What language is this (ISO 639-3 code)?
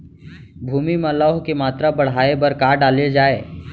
hne